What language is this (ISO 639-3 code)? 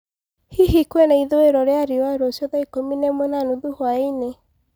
kik